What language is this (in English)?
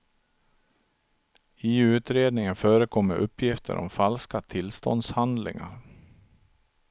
Swedish